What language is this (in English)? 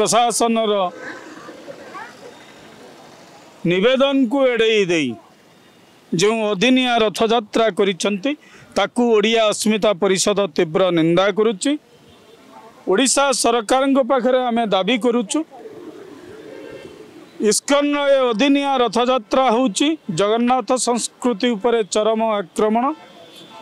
Hindi